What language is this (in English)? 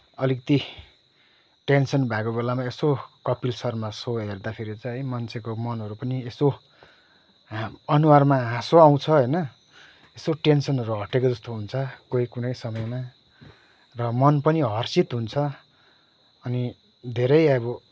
Nepali